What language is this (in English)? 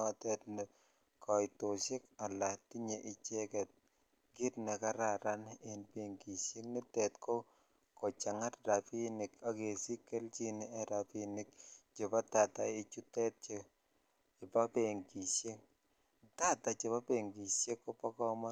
Kalenjin